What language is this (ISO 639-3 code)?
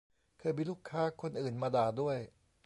tha